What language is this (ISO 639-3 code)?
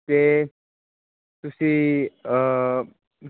pan